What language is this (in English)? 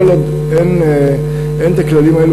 Hebrew